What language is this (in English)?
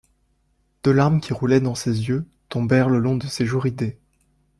French